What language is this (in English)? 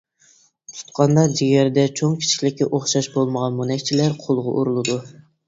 Uyghur